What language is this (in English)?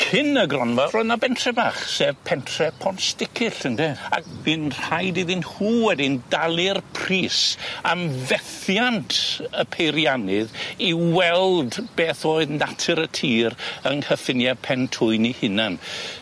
Welsh